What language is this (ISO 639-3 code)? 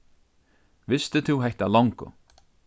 fao